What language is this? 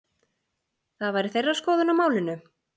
Icelandic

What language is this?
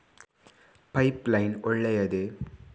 Kannada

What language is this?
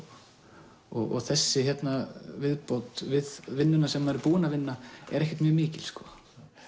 Icelandic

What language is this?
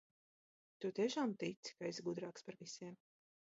Latvian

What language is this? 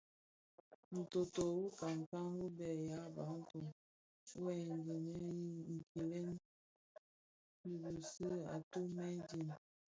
Bafia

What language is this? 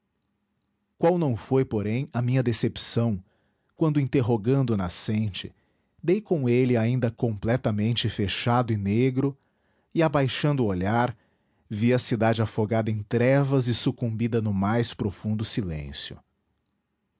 Portuguese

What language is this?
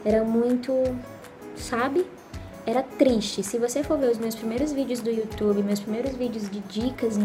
Portuguese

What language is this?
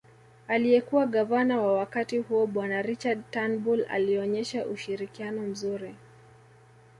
Swahili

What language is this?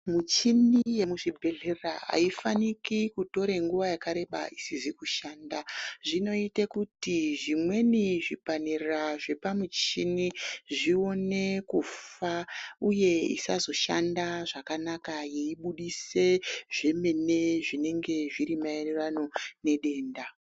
Ndau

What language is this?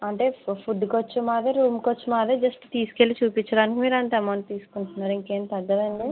Telugu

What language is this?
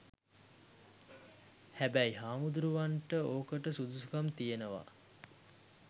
Sinhala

